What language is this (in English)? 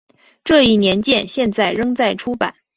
Chinese